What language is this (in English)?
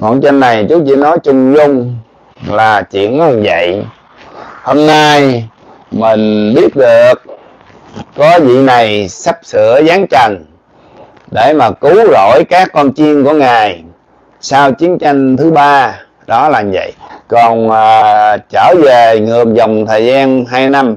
Vietnamese